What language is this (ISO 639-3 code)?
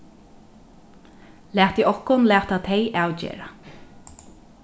fao